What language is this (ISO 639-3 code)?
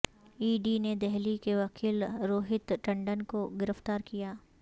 urd